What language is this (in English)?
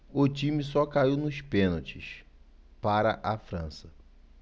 Portuguese